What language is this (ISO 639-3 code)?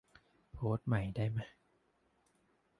tha